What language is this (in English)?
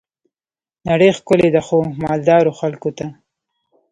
Pashto